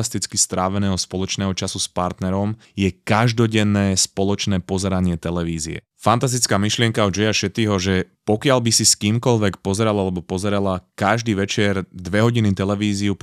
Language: Slovak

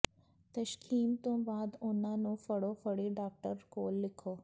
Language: Punjabi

